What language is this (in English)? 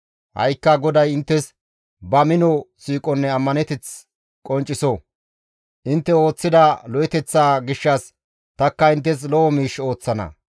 Gamo